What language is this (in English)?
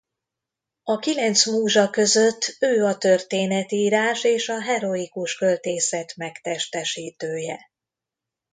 Hungarian